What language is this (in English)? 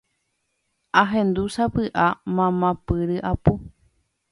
Guarani